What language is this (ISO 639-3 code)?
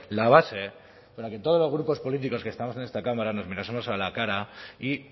spa